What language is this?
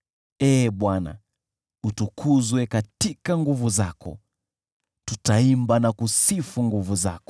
Swahili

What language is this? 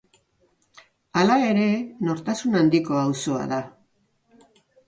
Basque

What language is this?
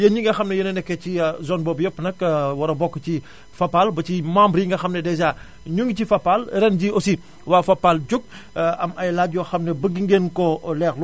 Wolof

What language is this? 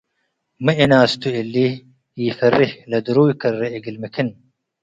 Tigre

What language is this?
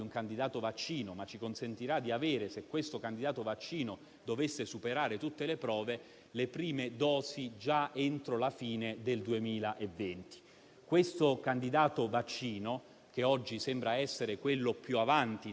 Italian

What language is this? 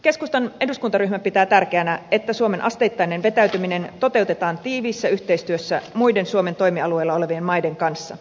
Finnish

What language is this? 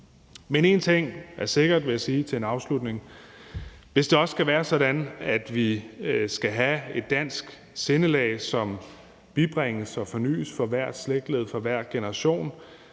Danish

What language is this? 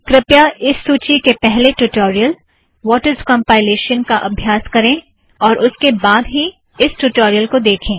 Hindi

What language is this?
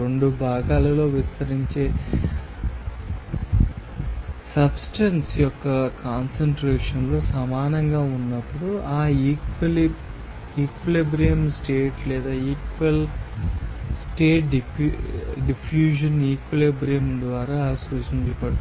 Telugu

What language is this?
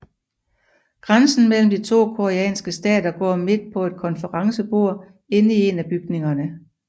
Danish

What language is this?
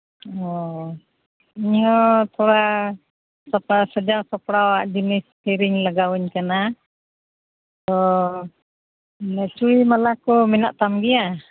Santali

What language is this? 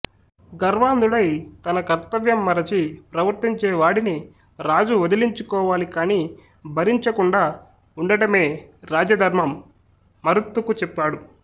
Telugu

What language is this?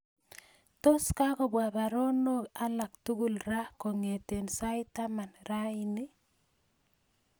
Kalenjin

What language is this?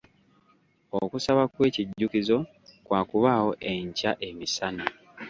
Ganda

